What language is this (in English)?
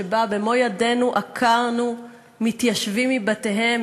Hebrew